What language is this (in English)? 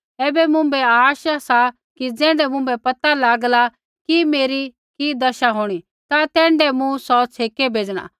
Kullu Pahari